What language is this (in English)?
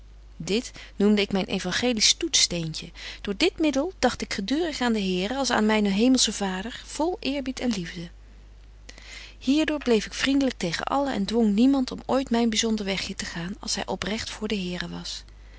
Dutch